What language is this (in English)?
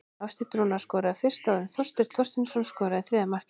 Icelandic